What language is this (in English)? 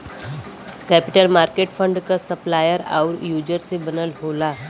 Bhojpuri